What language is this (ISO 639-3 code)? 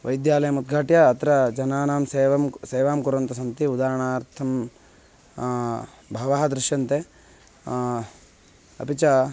san